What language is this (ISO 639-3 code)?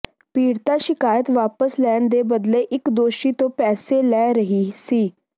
pan